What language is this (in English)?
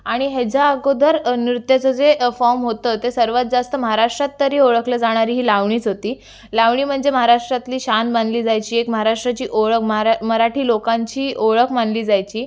Marathi